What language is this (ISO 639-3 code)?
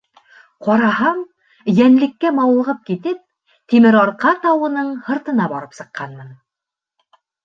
bak